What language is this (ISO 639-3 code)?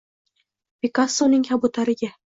uzb